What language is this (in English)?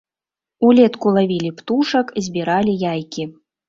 Belarusian